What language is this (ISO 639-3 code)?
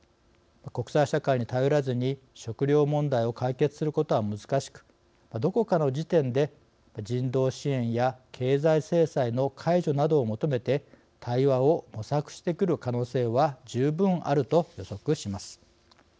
jpn